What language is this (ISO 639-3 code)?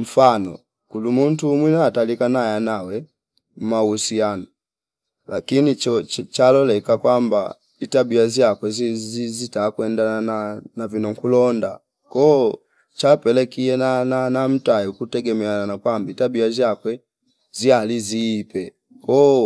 fip